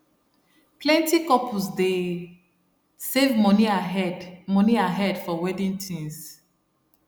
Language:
Nigerian Pidgin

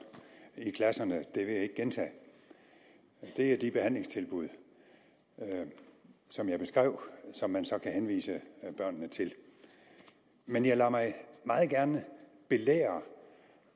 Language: Danish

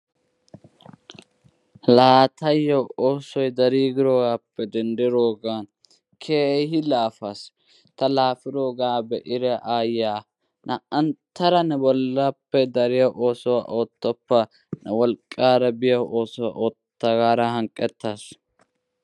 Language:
Wolaytta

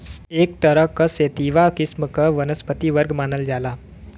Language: Bhojpuri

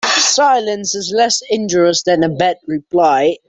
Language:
English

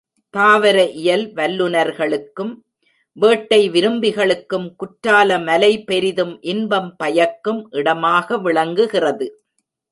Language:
Tamil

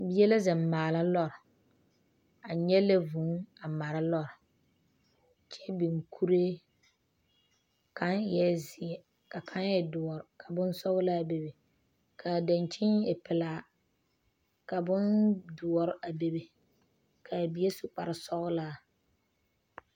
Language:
Southern Dagaare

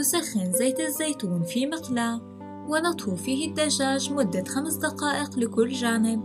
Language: Arabic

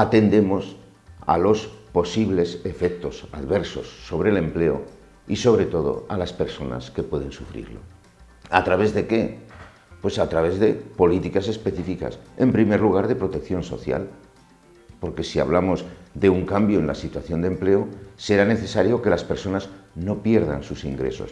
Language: Spanish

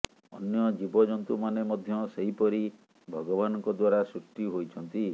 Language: Odia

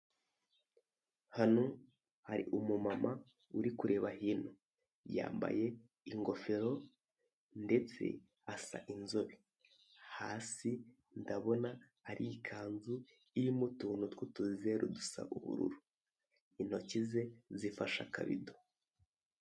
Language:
Kinyarwanda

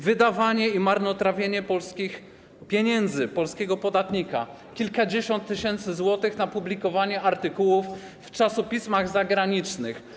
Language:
Polish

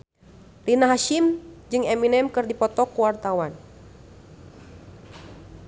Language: Sundanese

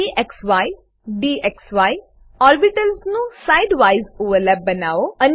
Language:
Gujarati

